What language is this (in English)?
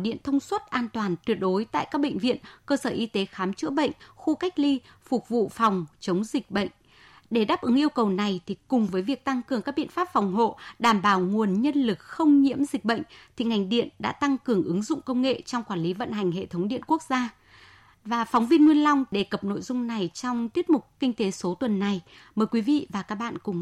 Vietnamese